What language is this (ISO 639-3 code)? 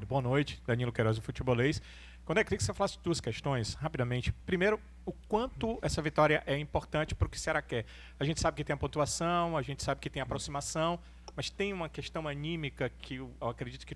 por